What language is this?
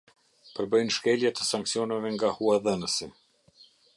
Albanian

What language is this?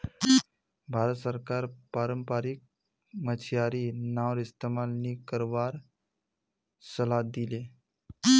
Magahi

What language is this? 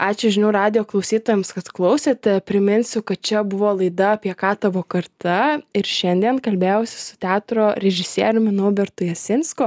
Lithuanian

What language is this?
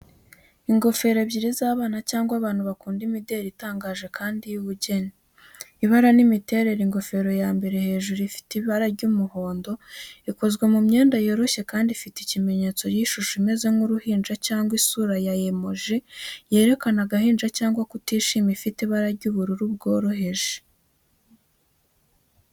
Kinyarwanda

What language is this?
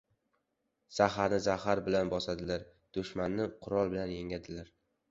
Uzbek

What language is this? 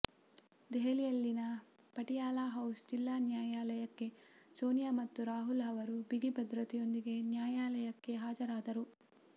Kannada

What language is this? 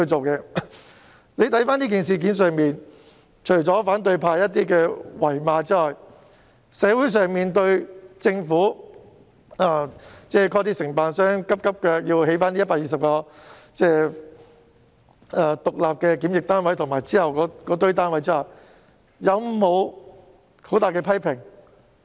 Cantonese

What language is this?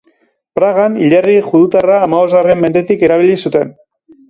Basque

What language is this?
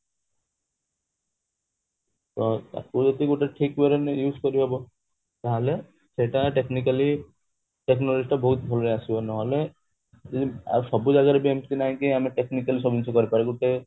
Odia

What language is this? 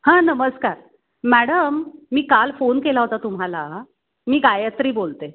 Marathi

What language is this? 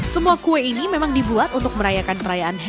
Indonesian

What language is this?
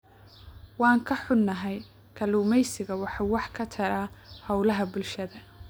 Somali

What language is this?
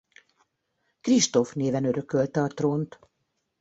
Hungarian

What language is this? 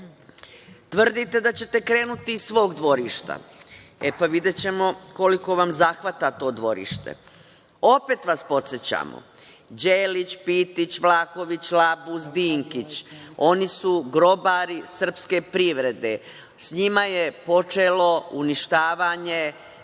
Serbian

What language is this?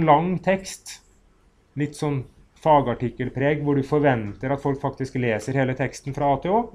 Norwegian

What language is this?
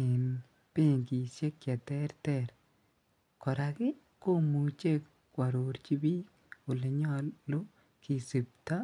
Kalenjin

